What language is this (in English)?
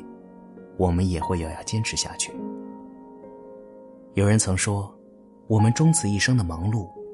Chinese